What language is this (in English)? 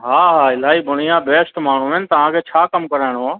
Sindhi